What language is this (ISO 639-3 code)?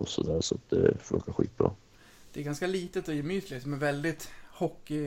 swe